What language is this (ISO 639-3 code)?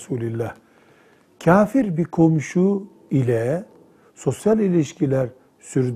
tur